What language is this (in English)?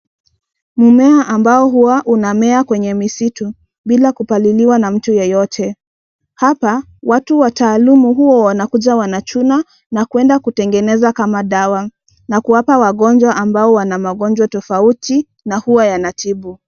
Swahili